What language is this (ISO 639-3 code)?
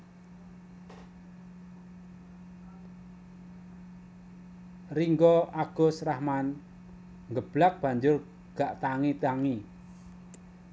jav